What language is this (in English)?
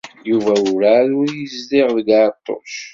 Kabyle